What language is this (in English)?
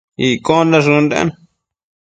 Matsés